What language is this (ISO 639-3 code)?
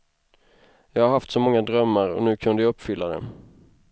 swe